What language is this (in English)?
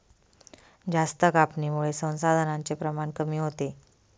Marathi